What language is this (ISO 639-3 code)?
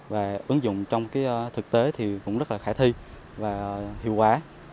vie